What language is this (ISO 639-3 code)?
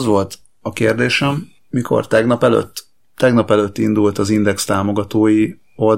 hun